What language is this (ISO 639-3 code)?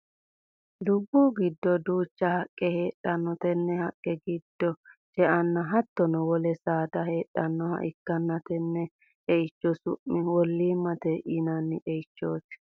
sid